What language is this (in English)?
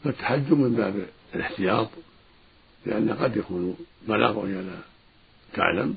Arabic